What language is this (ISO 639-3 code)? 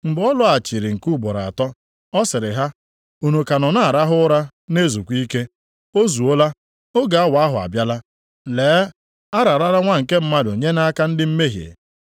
ibo